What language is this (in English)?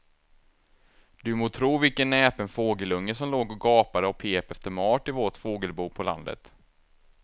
Swedish